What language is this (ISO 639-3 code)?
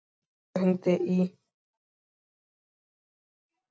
isl